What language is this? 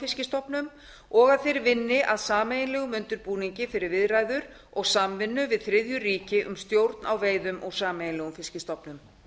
Icelandic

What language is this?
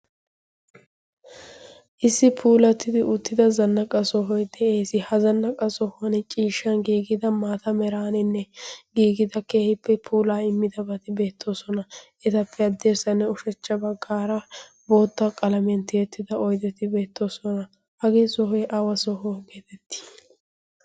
Wolaytta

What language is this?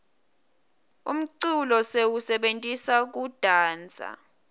Swati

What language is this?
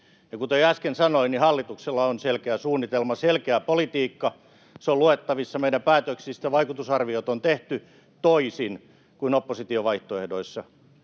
Finnish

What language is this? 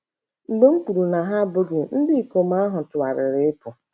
Igbo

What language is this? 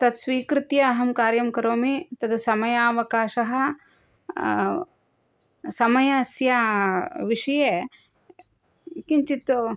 Sanskrit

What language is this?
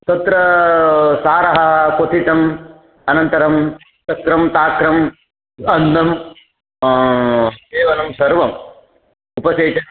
Sanskrit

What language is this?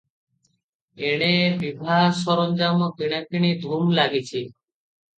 Odia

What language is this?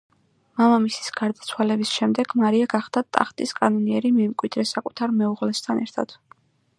Georgian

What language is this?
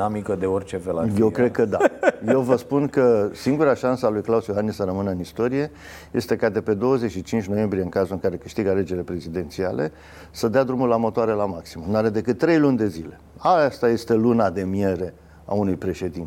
Romanian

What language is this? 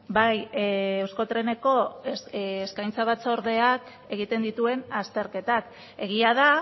Basque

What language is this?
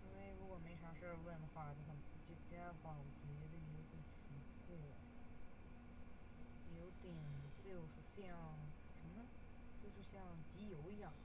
Chinese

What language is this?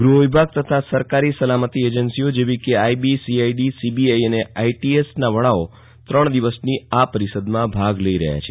Gujarati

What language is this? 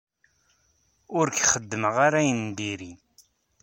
Kabyle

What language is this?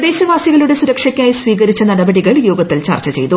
Malayalam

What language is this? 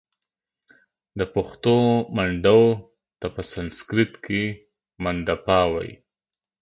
Pashto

